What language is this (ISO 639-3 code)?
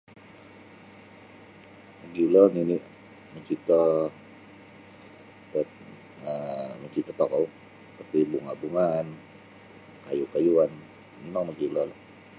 bsy